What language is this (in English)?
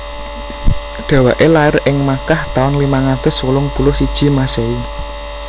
Javanese